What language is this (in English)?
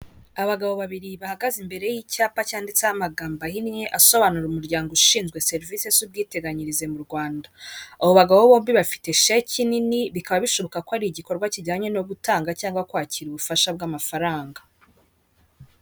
Kinyarwanda